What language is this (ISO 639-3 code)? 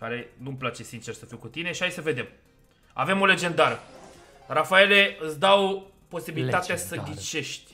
ron